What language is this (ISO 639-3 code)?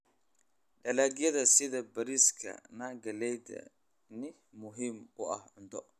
som